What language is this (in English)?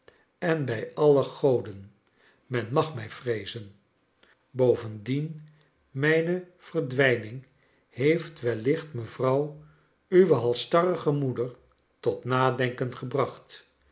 Dutch